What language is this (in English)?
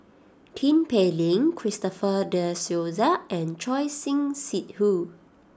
English